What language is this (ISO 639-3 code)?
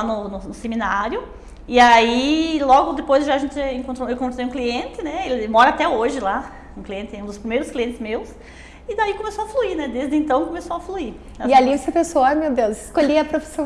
por